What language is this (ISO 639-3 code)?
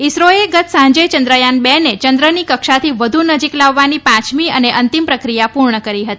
guj